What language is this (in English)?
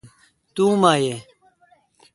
Kalkoti